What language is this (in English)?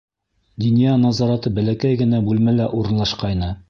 Bashkir